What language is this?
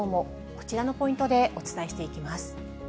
Japanese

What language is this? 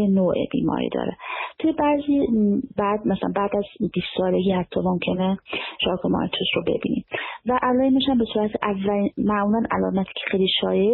Persian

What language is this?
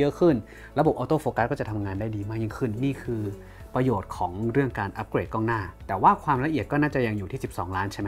Thai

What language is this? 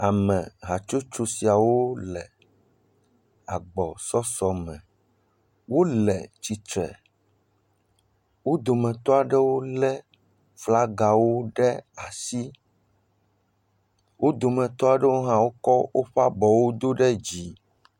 Ewe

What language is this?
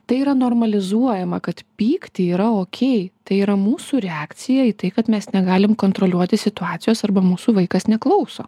Lithuanian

